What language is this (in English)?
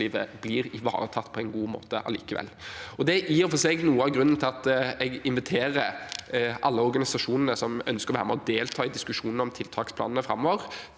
Norwegian